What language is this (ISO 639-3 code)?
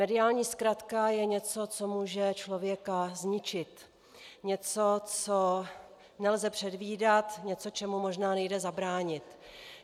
ces